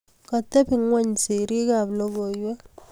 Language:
Kalenjin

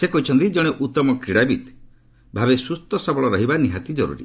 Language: Odia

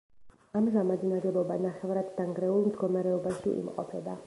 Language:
Georgian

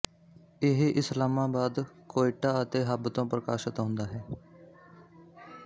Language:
Punjabi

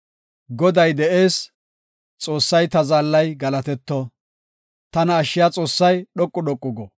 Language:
Gofa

